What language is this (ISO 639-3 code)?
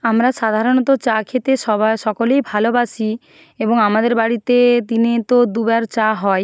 ben